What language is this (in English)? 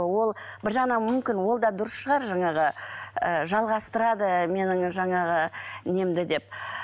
Kazakh